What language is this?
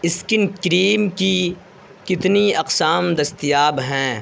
Urdu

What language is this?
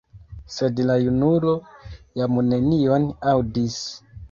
Esperanto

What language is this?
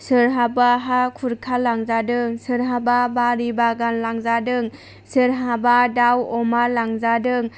Bodo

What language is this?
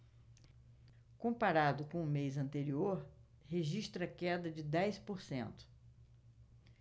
Portuguese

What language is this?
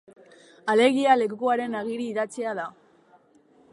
Basque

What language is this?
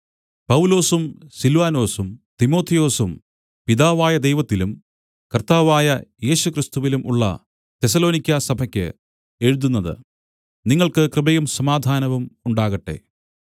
Malayalam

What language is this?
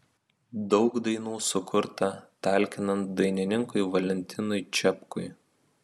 Lithuanian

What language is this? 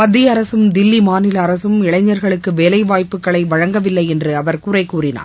Tamil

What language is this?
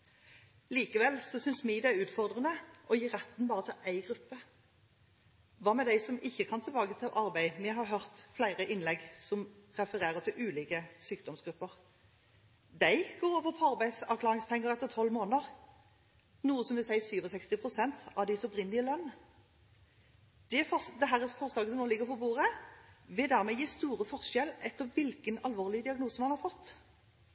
Norwegian Bokmål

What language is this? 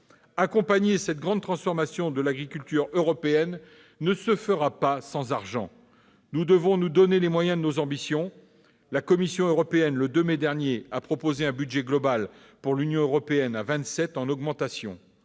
French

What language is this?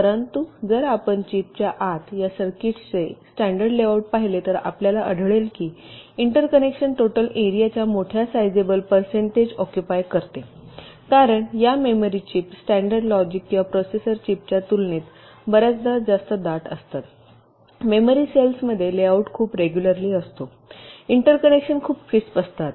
Marathi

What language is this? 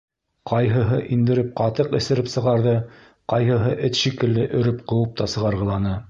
Bashkir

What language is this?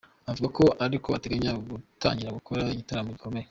Kinyarwanda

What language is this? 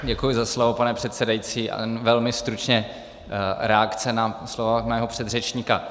Czech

